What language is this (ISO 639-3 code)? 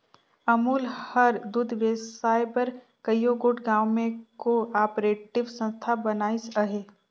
hne